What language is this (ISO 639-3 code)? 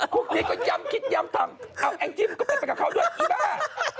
tha